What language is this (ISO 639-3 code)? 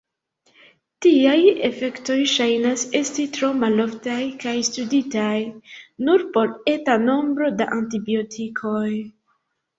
epo